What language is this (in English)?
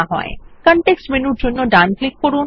Bangla